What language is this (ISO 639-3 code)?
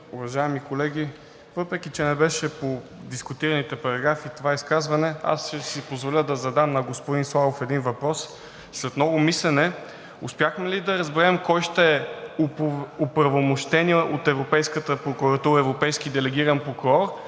bul